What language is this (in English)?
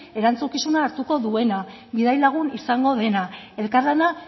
Basque